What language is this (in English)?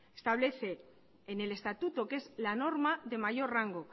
Spanish